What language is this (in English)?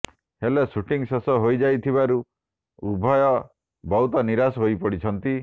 Odia